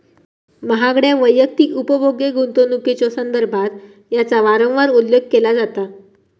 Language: Marathi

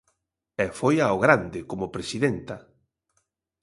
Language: Galician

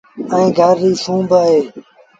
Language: Sindhi Bhil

